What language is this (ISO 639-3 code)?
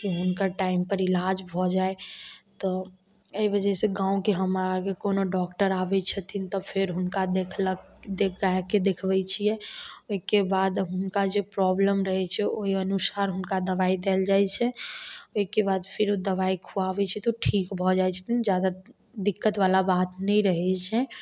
mai